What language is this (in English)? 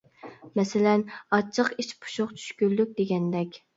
Uyghur